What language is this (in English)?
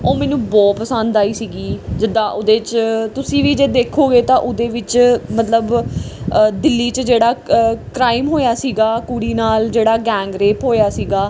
Punjabi